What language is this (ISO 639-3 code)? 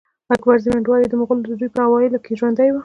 pus